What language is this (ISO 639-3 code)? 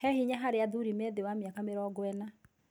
kik